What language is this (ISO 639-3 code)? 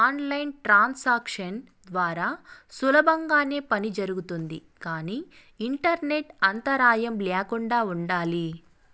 tel